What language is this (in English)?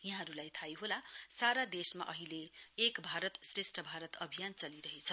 Nepali